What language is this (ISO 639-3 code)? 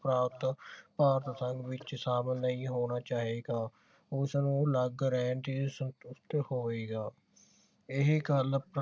pan